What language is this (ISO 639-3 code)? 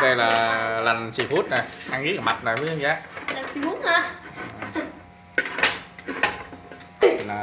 vie